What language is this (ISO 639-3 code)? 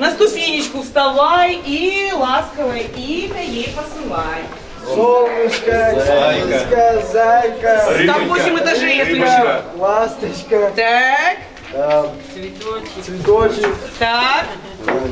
rus